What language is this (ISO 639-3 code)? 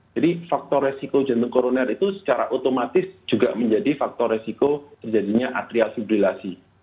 ind